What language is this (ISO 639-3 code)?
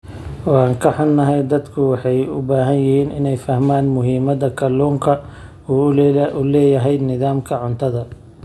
som